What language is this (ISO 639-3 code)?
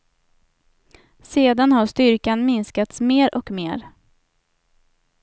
swe